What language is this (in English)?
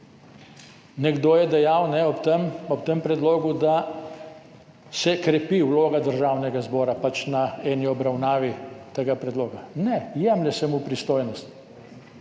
Slovenian